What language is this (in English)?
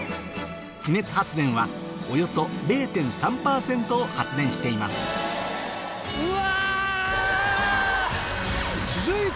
Japanese